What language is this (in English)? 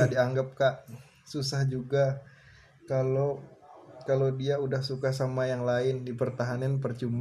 Indonesian